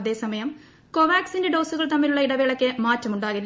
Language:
Malayalam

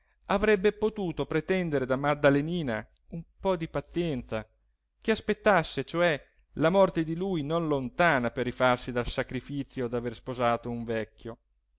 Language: Italian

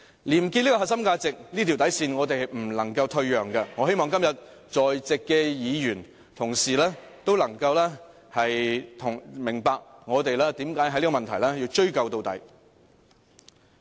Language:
Cantonese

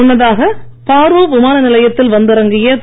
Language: Tamil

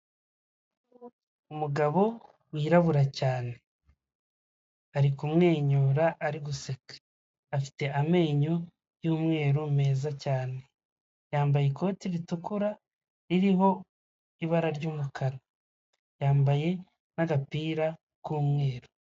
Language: Kinyarwanda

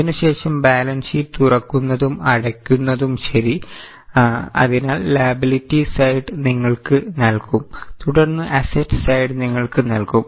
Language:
Malayalam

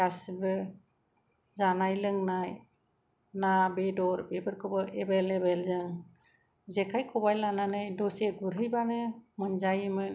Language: Bodo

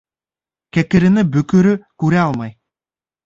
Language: Bashkir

